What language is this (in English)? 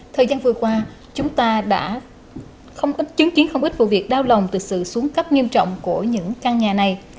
Vietnamese